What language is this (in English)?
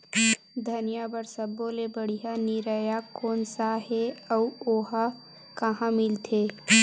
Chhattisgarhi